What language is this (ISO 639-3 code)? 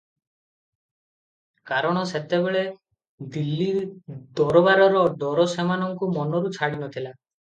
ori